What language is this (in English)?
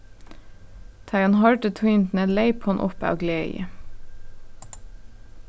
Faroese